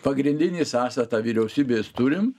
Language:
Lithuanian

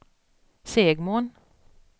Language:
Swedish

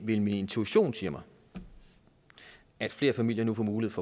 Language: Danish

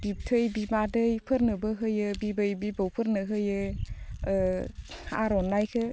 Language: Bodo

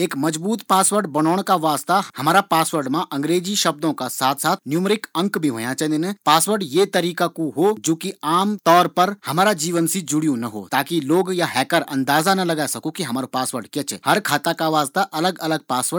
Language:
Garhwali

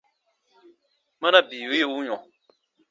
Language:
Baatonum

